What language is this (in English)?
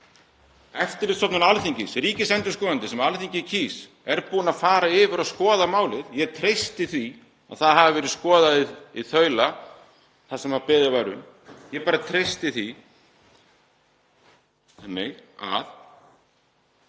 Icelandic